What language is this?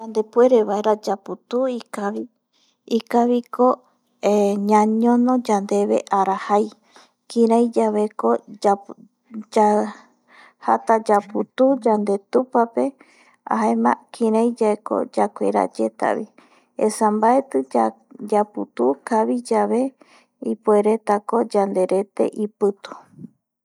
Eastern Bolivian Guaraní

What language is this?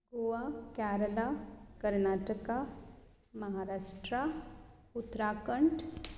Konkani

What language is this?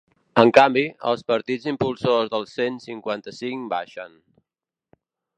Catalan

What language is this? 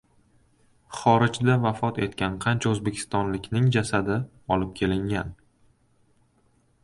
Uzbek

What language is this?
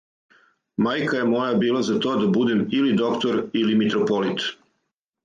Serbian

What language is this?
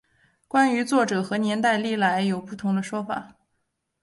Chinese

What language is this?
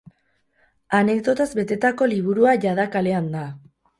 Basque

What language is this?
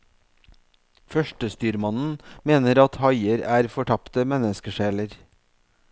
Norwegian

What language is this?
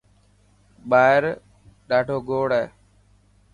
Dhatki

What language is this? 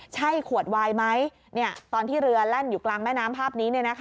Thai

